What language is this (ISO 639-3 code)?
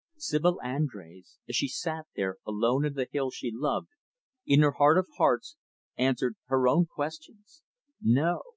eng